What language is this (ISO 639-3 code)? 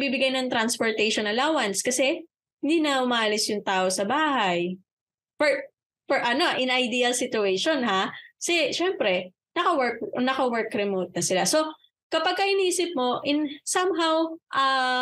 fil